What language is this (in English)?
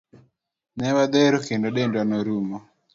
Luo (Kenya and Tanzania)